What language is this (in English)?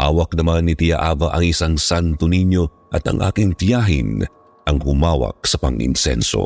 Filipino